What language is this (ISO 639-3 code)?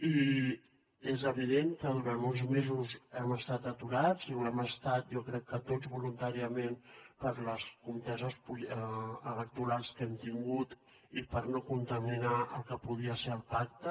cat